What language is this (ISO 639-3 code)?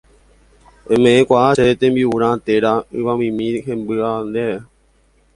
grn